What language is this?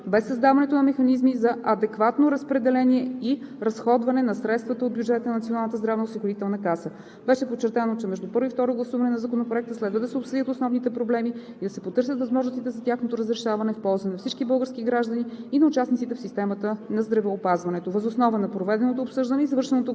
Bulgarian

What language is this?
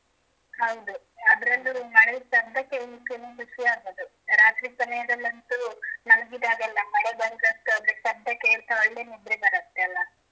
Kannada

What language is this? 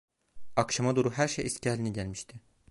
Turkish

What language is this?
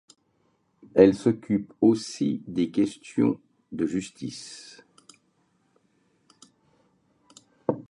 French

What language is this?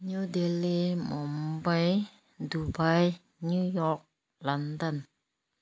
Manipuri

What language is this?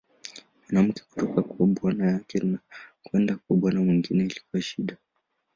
Swahili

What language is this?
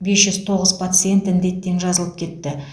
Kazakh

